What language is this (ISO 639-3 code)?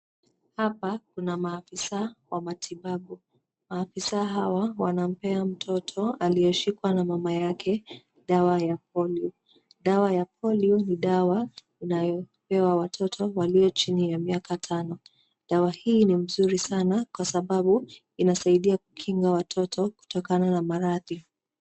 swa